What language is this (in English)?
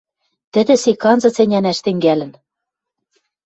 Western Mari